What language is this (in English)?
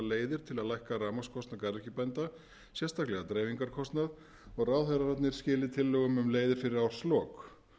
Icelandic